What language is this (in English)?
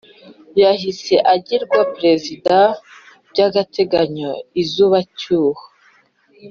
Kinyarwanda